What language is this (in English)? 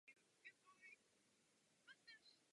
Czech